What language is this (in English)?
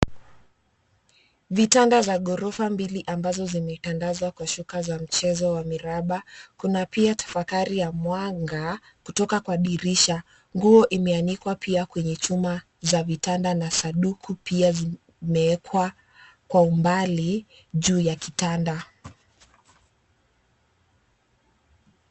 Swahili